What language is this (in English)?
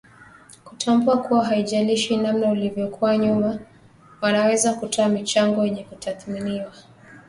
Swahili